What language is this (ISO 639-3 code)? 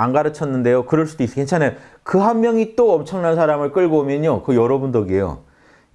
kor